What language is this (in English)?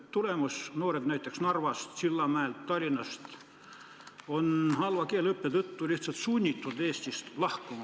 Estonian